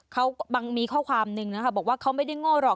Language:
Thai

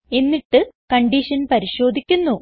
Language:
Malayalam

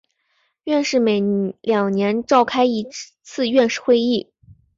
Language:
Chinese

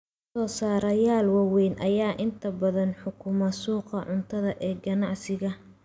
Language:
Somali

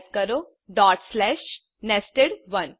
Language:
Gujarati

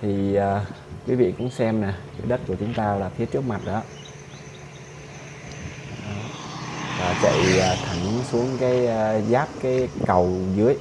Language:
Vietnamese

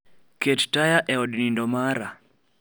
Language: Luo (Kenya and Tanzania)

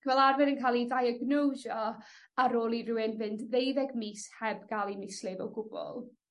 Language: Welsh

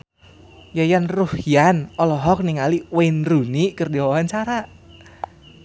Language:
Sundanese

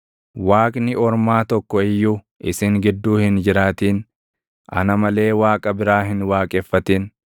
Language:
Oromo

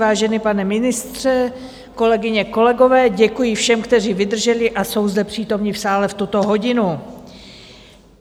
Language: Czech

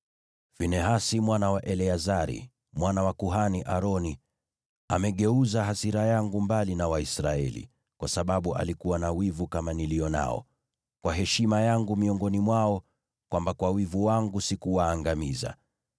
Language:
Swahili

